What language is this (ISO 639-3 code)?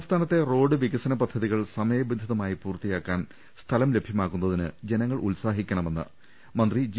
mal